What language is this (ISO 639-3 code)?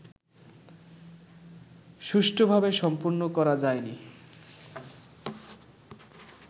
ben